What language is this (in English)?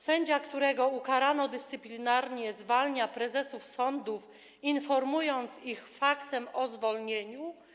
Polish